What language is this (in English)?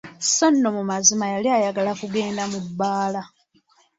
Ganda